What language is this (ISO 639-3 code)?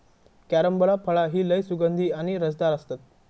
mar